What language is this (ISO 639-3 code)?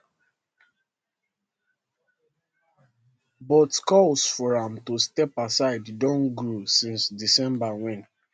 pcm